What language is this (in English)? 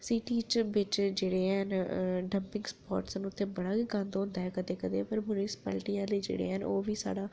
Dogri